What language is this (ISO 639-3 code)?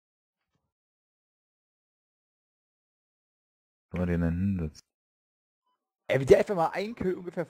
deu